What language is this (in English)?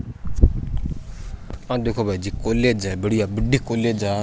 Rajasthani